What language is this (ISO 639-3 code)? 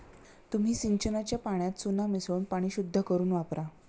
mar